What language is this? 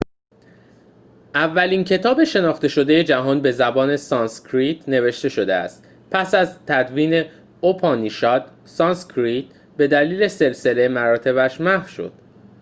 Persian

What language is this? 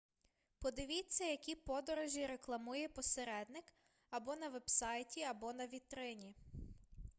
Ukrainian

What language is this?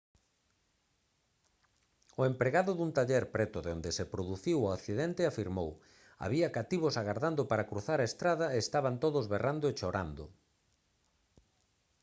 Galician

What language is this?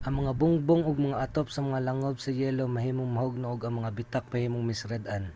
Cebuano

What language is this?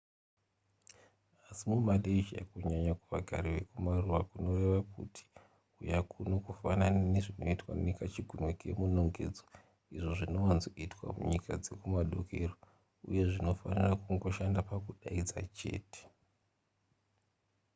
Shona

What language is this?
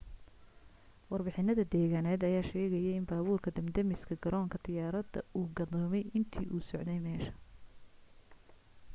Somali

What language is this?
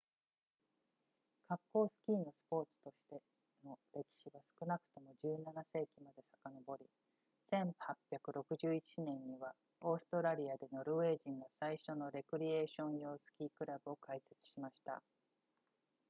Japanese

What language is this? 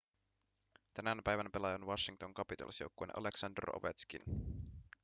Finnish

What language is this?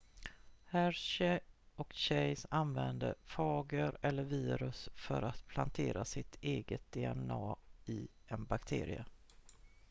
Swedish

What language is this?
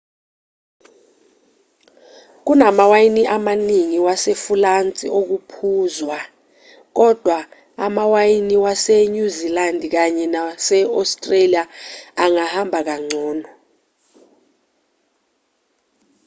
Zulu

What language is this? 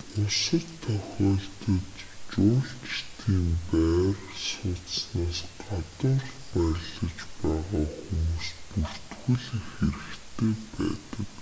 Mongolian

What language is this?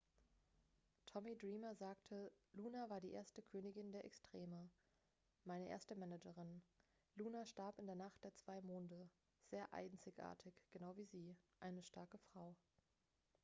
German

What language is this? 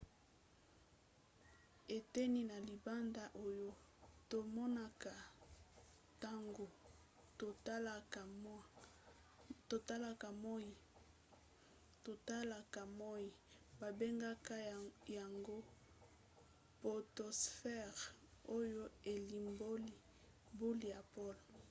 Lingala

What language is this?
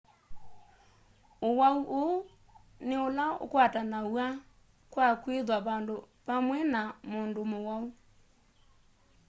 Kamba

